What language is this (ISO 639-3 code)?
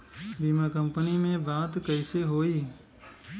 bho